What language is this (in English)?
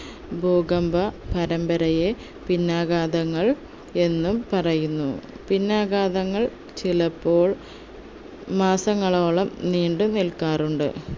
Malayalam